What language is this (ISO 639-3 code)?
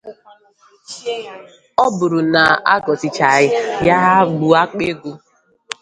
ibo